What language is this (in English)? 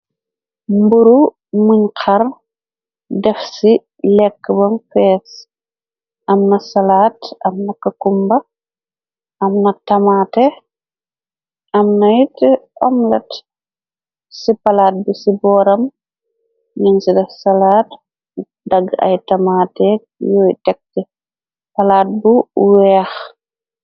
Wolof